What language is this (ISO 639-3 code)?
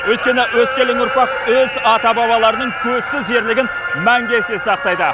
kaz